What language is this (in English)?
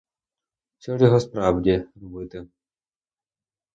Ukrainian